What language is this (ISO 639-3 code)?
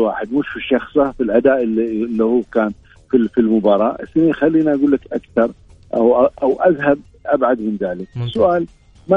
ara